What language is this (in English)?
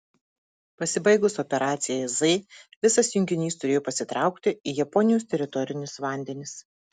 Lithuanian